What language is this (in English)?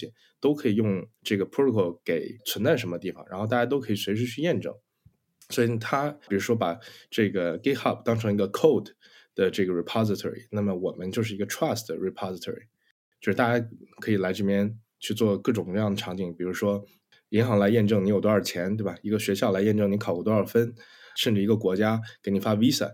Chinese